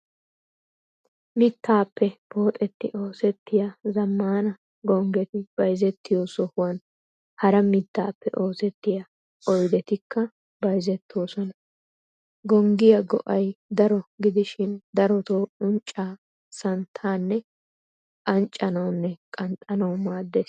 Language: Wolaytta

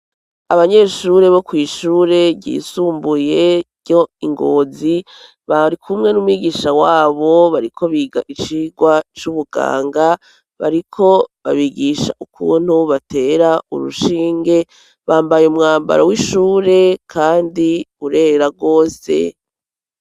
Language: Rundi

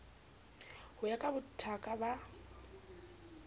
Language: Southern Sotho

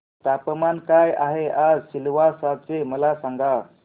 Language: Marathi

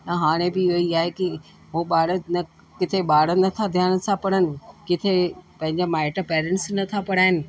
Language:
Sindhi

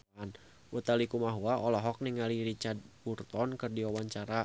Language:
Sundanese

